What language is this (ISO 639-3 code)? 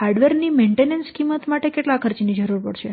guj